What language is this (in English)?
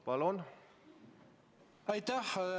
Estonian